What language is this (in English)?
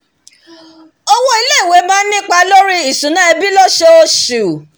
Yoruba